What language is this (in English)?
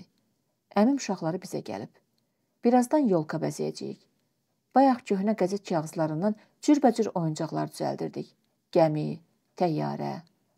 Turkish